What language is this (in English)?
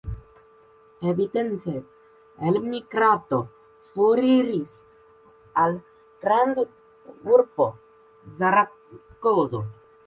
Esperanto